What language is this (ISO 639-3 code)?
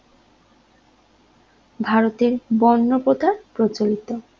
ben